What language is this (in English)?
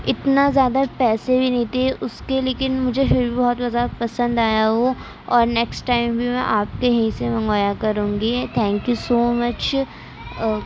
Urdu